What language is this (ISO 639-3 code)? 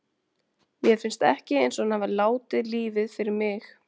isl